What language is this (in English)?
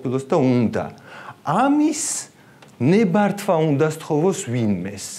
Romanian